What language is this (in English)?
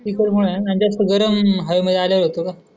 Marathi